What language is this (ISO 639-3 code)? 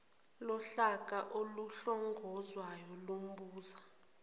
zul